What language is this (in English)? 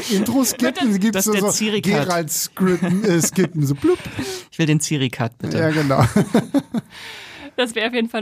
German